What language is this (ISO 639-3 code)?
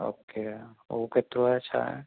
snd